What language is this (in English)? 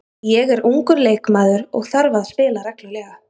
Icelandic